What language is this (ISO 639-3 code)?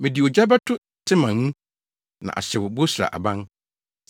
aka